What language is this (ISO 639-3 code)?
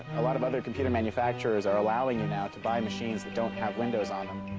eng